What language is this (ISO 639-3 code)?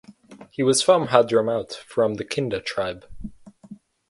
eng